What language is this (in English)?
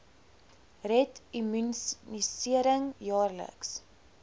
Afrikaans